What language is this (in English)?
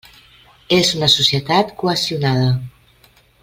Catalan